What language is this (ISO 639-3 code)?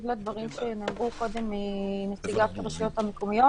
heb